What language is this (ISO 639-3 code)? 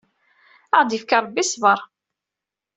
kab